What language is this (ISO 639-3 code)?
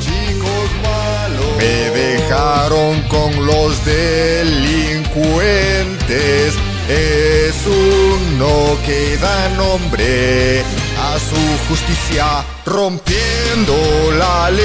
spa